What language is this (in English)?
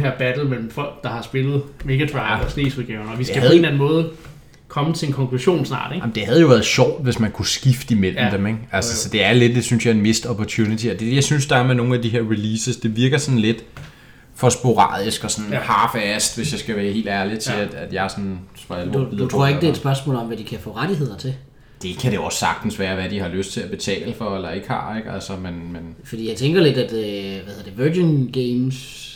Danish